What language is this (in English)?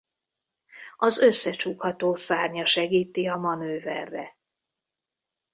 Hungarian